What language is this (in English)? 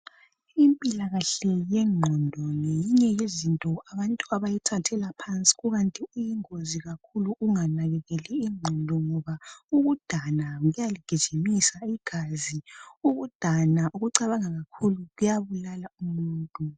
North Ndebele